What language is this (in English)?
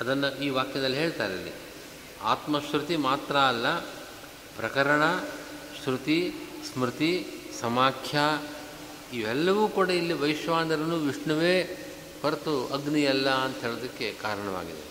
Kannada